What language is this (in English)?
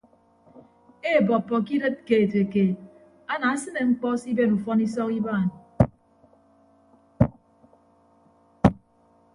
Ibibio